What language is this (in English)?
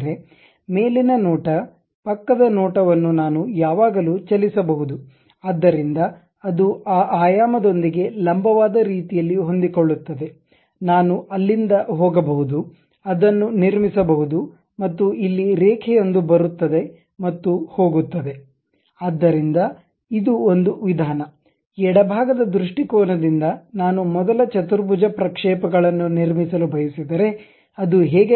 Kannada